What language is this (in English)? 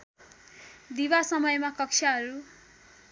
Nepali